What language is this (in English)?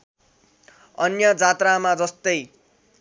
Nepali